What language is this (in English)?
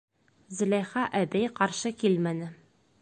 Bashkir